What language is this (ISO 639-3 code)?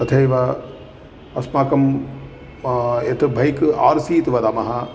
san